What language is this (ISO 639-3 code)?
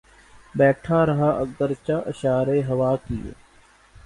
urd